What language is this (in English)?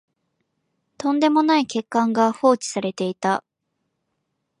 Japanese